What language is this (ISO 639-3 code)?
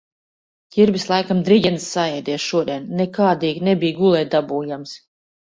lav